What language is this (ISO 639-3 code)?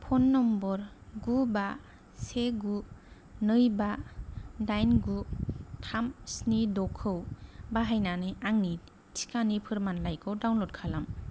brx